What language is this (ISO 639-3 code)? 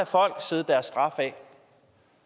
dan